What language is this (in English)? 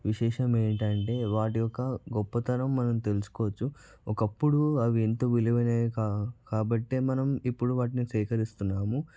Telugu